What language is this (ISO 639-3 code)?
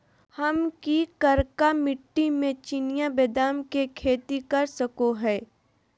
mag